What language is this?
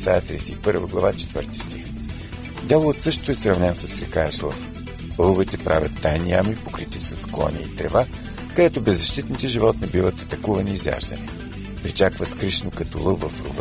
Bulgarian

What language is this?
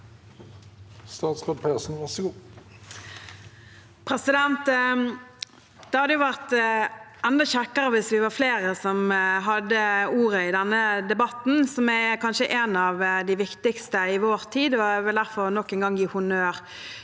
Norwegian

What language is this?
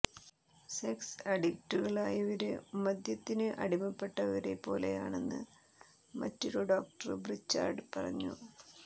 Malayalam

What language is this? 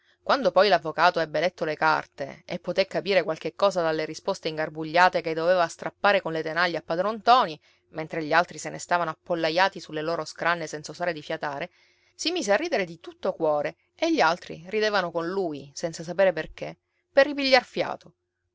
Italian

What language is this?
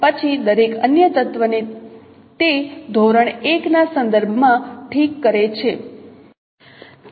Gujarati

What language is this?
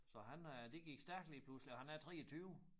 Danish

